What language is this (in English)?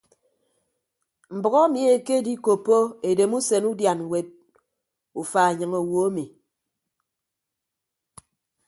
Ibibio